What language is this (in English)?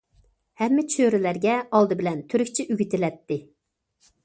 Uyghur